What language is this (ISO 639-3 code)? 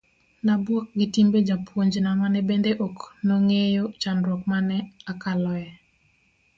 luo